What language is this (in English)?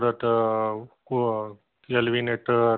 Marathi